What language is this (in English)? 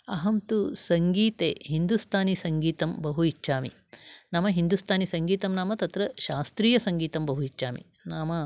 Sanskrit